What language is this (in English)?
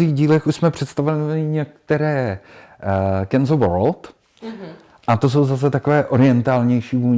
Czech